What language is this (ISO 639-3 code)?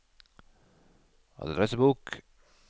nor